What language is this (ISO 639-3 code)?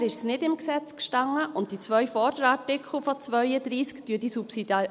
gsw